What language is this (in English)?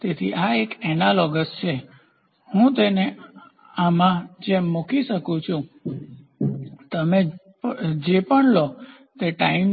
Gujarati